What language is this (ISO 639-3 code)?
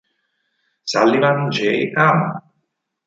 ita